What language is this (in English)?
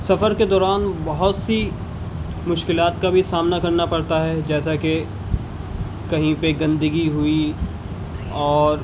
Urdu